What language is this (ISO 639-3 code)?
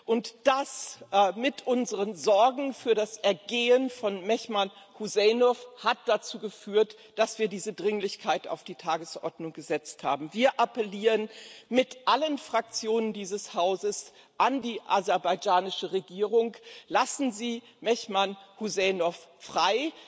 deu